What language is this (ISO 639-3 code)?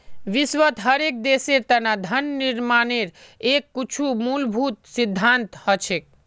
mag